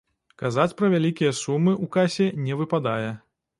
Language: Belarusian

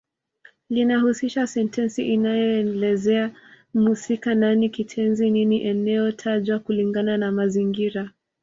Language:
Swahili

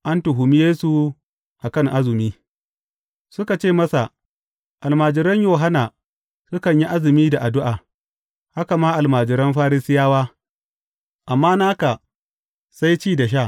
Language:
Hausa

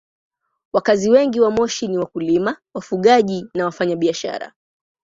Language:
Swahili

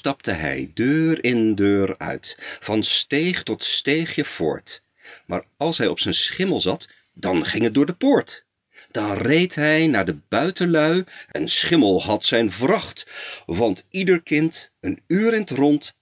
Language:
Dutch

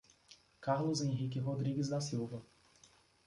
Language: Portuguese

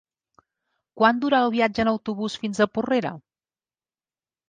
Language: Catalan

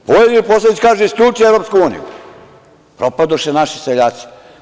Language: Serbian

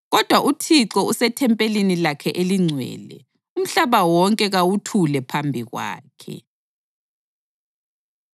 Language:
North Ndebele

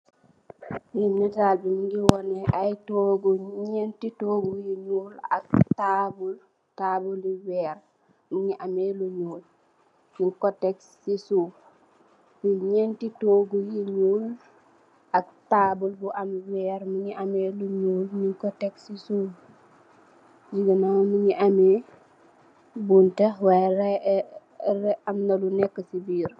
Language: Wolof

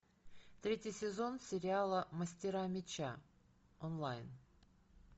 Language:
Russian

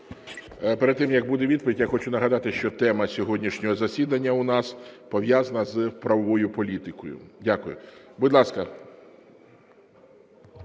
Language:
Ukrainian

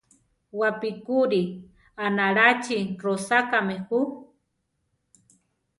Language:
Central Tarahumara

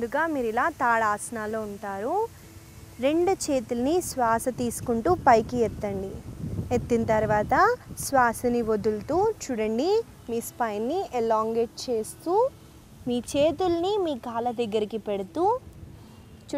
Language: Telugu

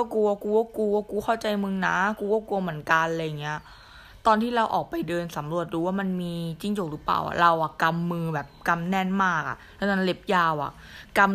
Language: Thai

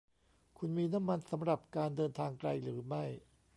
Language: Thai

